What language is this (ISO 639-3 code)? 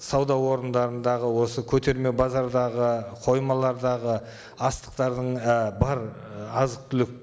kaz